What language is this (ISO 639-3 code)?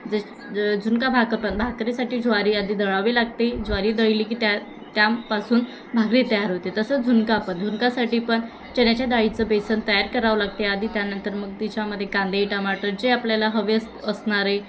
mar